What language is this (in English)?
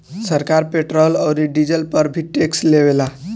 Bhojpuri